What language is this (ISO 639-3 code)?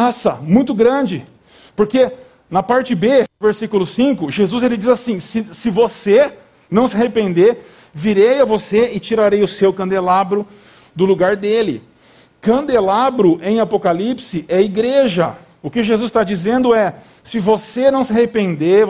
por